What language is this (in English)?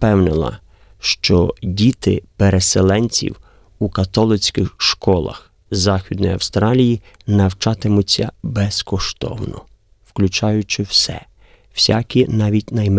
Ukrainian